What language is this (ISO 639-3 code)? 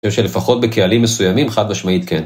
heb